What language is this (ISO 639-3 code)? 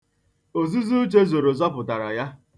ibo